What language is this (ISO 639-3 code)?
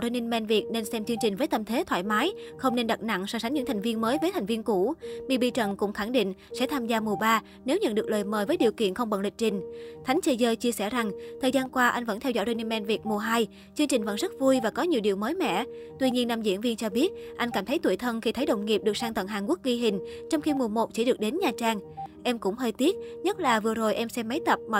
vie